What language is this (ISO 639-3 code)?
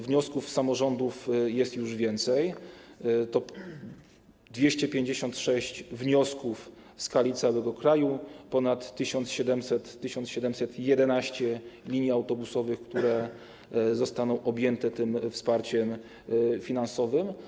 pol